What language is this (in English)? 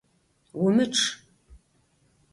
Adyghe